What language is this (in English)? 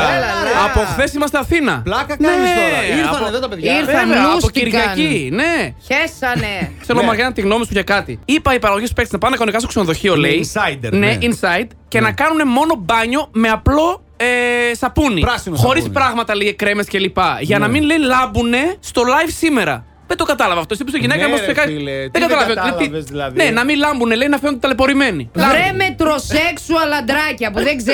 Greek